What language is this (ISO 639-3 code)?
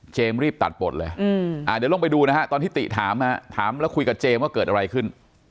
tha